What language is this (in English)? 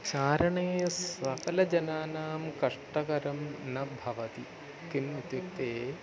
Sanskrit